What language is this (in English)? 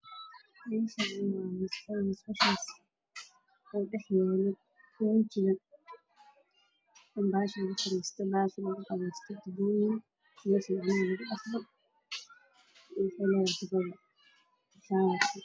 Somali